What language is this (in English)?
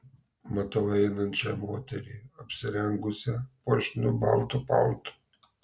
Lithuanian